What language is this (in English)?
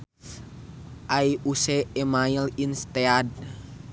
Sundanese